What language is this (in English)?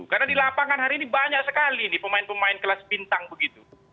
Indonesian